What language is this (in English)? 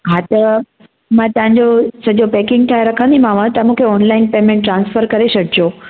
Sindhi